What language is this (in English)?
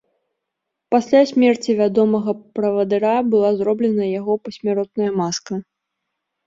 Belarusian